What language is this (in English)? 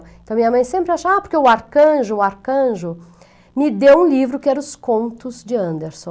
Portuguese